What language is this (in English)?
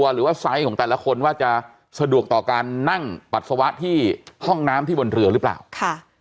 Thai